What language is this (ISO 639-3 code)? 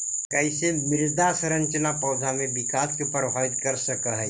mag